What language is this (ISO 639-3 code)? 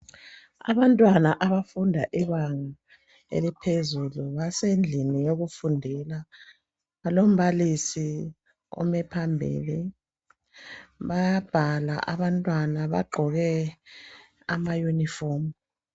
nde